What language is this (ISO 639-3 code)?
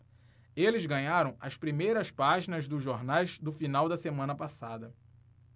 por